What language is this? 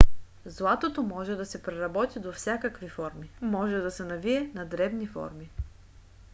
Bulgarian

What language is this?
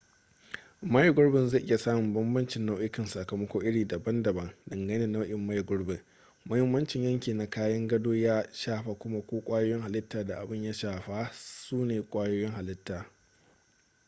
Hausa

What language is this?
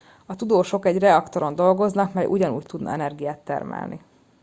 Hungarian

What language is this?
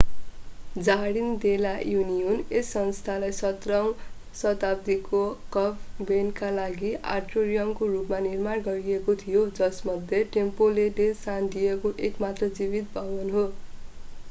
Nepali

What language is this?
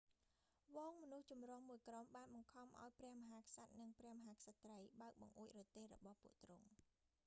Khmer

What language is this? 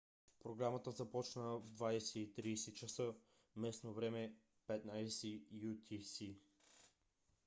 Bulgarian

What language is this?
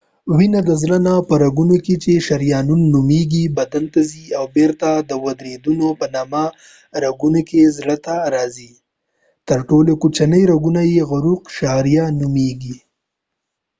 Pashto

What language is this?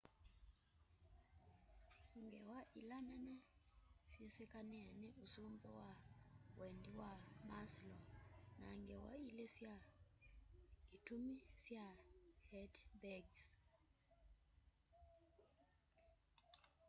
Kamba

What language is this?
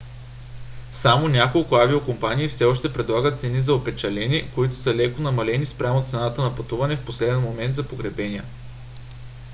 Bulgarian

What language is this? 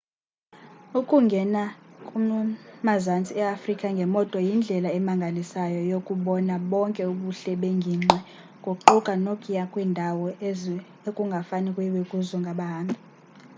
Xhosa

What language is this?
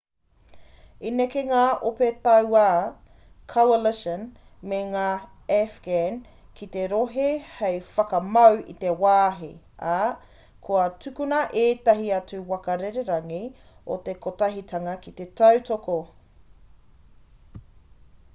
Māori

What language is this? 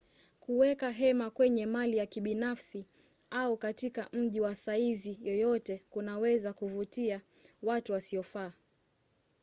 Swahili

